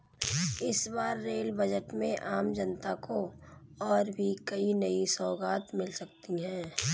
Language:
Hindi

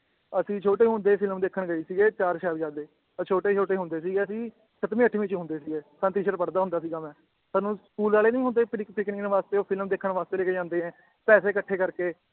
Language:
Punjabi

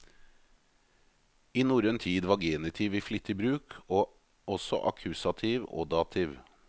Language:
Norwegian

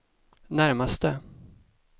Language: Swedish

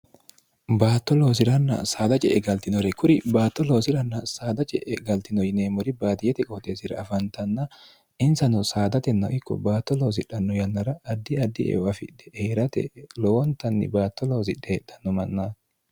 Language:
Sidamo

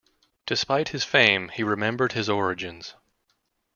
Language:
English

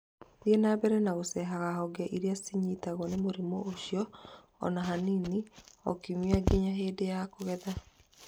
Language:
Kikuyu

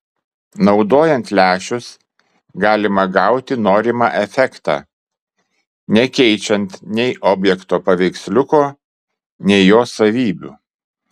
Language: Lithuanian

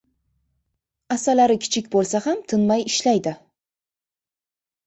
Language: Uzbek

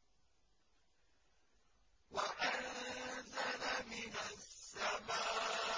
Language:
Arabic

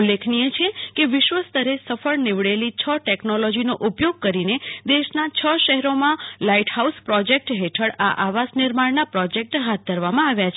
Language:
Gujarati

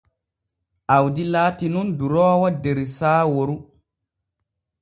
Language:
Borgu Fulfulde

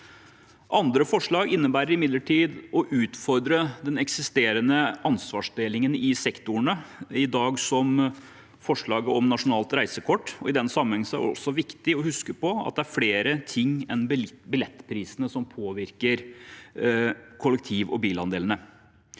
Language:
Norwegian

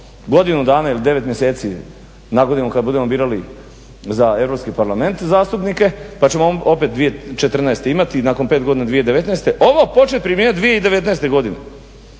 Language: Croatian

